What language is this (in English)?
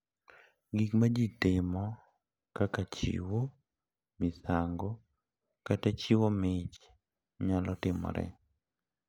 Luo (Kenya and Tanzania)